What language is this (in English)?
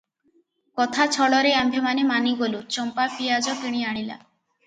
Odia